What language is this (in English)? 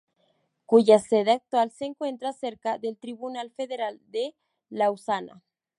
Spanish